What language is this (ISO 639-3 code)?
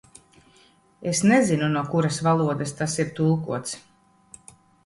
lav